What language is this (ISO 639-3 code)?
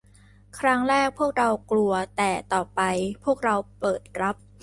tha